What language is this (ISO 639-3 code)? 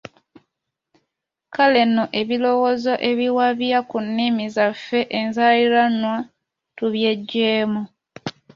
lug